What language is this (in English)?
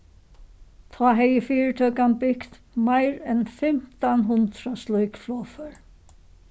Faroese